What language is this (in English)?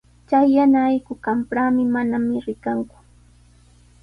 Sihuas Ancash Quechua